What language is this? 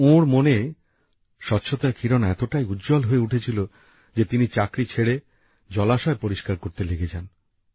Bangla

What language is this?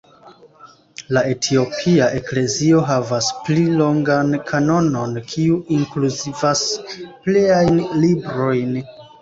Esperanto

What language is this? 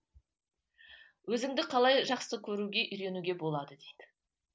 Kazakh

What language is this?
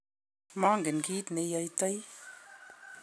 Kalenjin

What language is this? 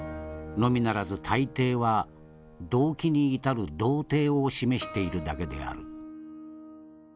Japanese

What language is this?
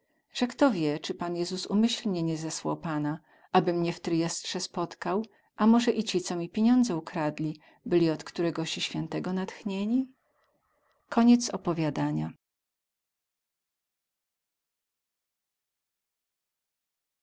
Polish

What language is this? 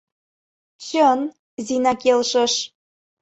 Mari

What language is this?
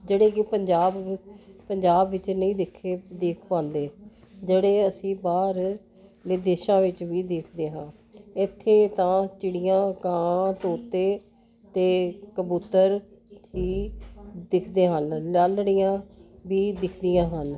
Punjabi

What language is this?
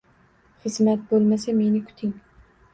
Uzbek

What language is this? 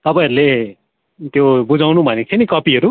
Nepali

